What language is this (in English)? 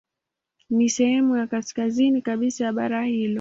Swahili